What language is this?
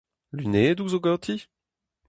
Breton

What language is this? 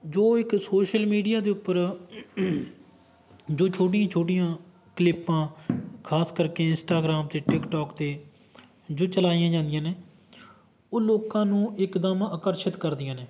Punjabi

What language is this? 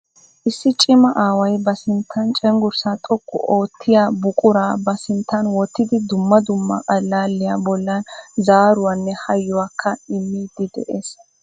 Wolaytta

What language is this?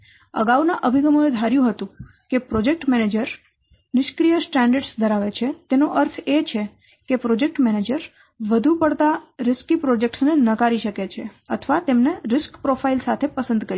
Gujarati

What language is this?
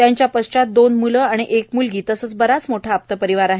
Marathi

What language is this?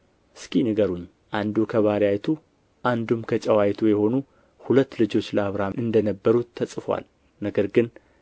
Amharic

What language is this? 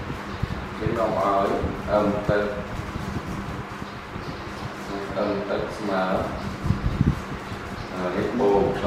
Vietnamese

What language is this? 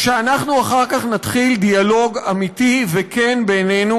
Hebrew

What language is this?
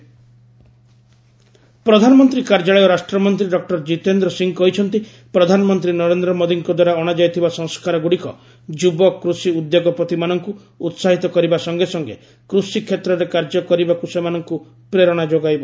Odia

